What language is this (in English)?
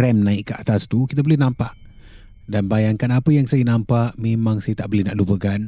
Malay